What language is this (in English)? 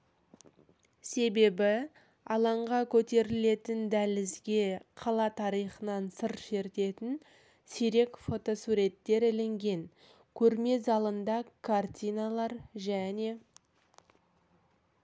Kazakh